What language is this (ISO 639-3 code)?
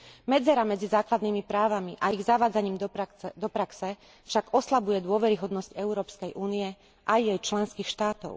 slk